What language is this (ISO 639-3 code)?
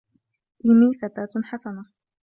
ara